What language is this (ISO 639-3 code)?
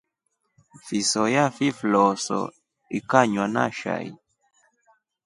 rof